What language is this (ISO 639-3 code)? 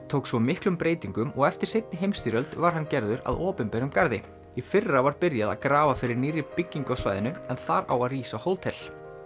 isl